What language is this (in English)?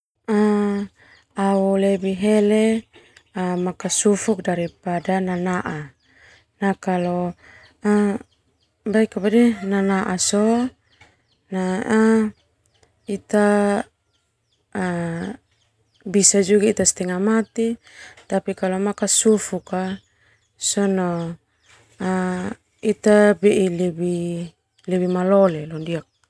Termanu